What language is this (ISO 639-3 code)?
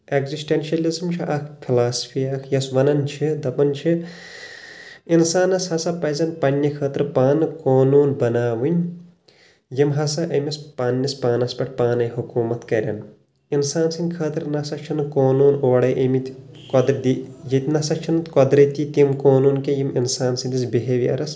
kas